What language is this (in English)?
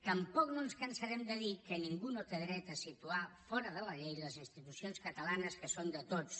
Catalan